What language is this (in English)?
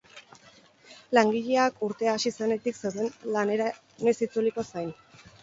Basque